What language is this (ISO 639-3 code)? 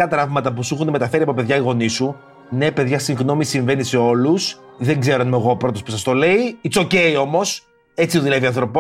ell